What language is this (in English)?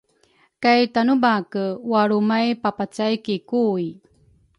Rukai